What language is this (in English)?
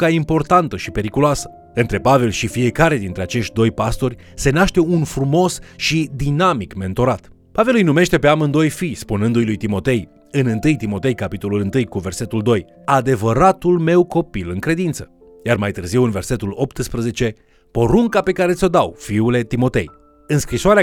Romanian